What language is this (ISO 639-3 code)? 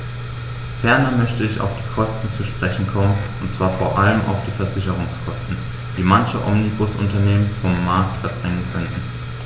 deu